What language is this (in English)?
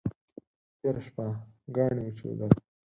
Pashto